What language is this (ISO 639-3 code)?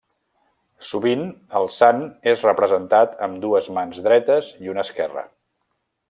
cat